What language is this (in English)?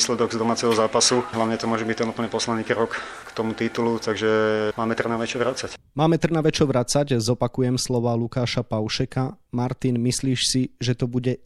Slovak